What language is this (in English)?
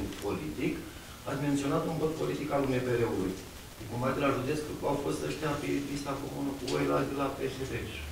Romanian